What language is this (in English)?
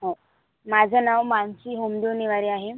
Marathi